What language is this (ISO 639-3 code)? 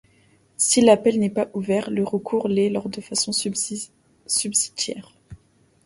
fra